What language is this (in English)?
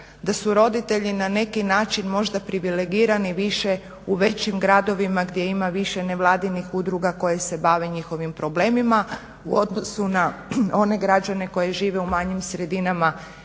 Croatian